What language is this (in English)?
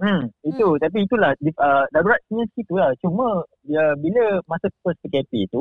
Malay